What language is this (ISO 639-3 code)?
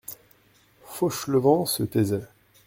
fra